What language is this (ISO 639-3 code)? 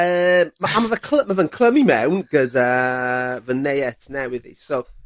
cym